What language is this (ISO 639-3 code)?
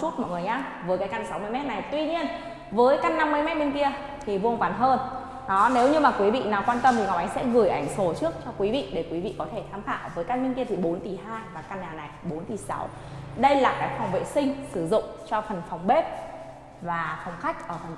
vie